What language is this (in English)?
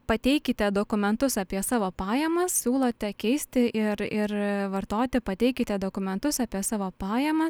Lithuanian